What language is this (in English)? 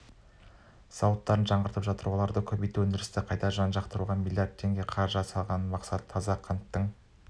Kazakh